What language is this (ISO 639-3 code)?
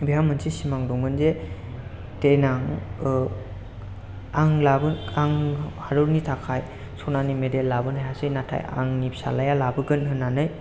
brx